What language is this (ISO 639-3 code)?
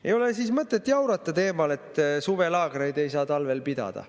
est